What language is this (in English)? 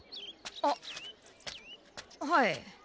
Japanese